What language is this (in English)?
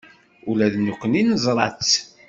Kabyle